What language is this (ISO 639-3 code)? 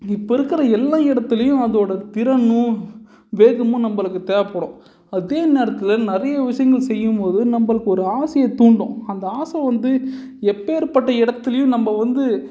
tam